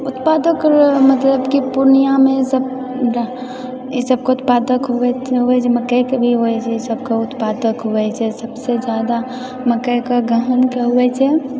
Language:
Maithili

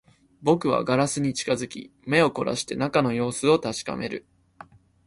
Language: Japanese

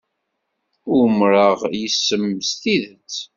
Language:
Kabyle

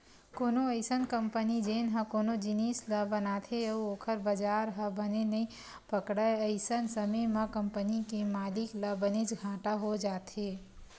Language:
Chhattisgarhi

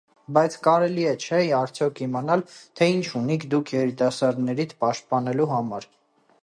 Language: Armenian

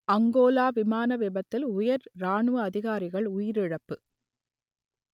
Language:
Tamil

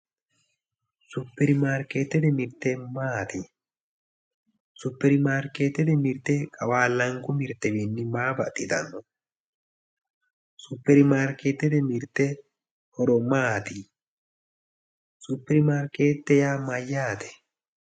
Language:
Sidamo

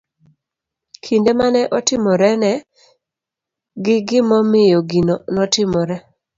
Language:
Luo (Kenya and Tanzania)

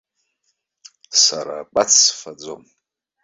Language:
Abkhazian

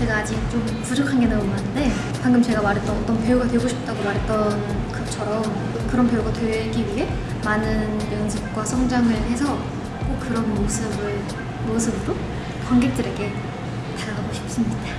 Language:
Korean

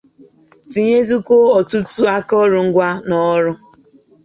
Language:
Igbo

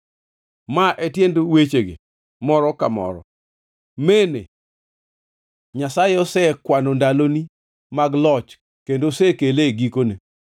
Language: Luo (Kenya and Tanzania)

